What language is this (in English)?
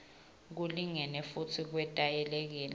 Swati